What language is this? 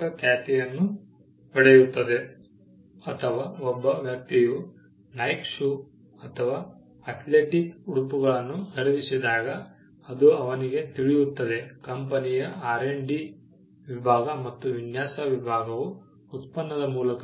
Kannada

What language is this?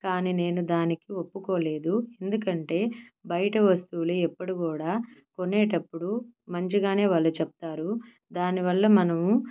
Telugu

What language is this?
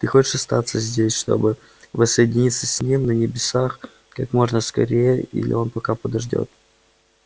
Russian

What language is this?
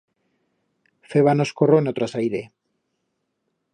Aragonese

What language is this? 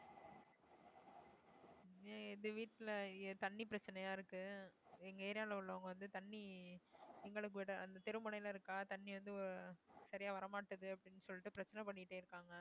Tamil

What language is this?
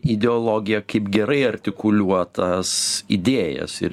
Lithuanian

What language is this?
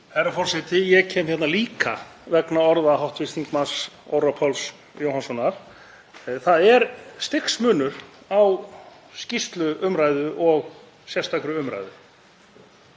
Icelandic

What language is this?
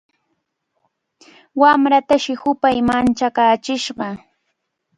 Cajatambo North Lima Quechua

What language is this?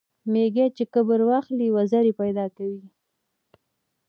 Pashto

